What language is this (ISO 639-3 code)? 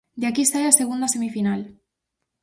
glg